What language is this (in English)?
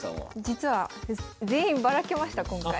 Japanese